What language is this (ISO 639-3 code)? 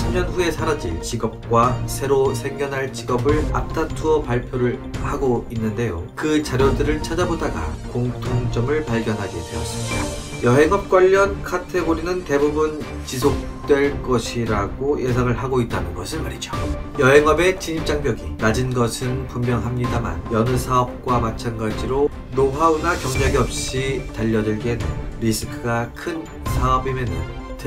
kor